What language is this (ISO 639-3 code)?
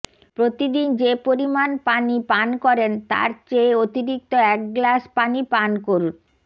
ben